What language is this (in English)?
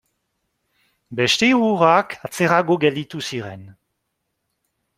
Basque